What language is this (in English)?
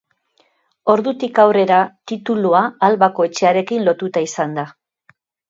Basque